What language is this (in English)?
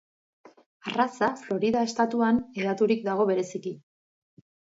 Basque